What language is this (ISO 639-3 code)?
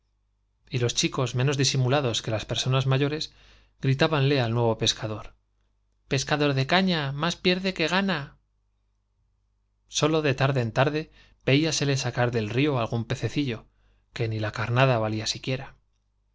spa